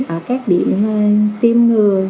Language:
Vietnamese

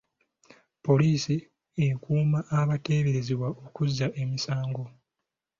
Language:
Ganda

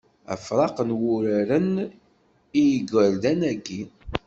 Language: Kabyle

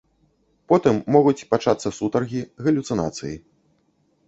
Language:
Belarusian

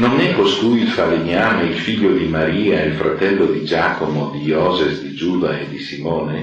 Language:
Italian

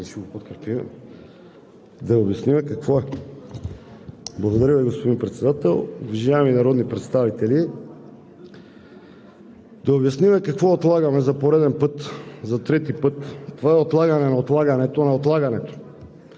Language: Bulgarian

